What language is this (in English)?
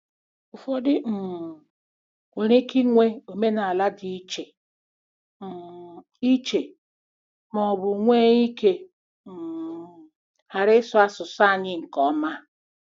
Igbo